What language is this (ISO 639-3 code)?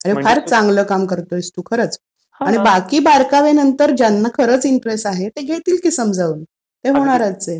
mar